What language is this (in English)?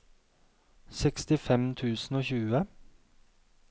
Norwegian